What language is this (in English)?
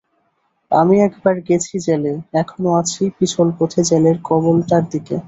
Bangla